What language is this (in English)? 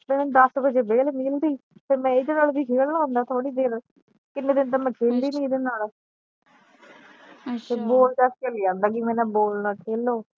Punjabi